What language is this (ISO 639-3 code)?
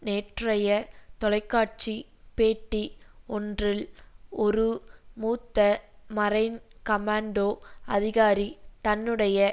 tam